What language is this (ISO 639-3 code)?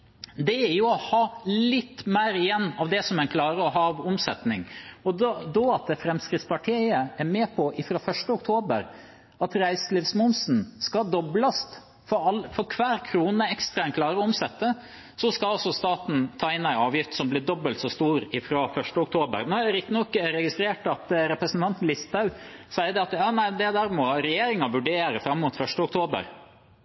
nob